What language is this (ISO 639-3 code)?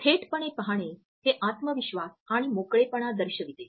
mar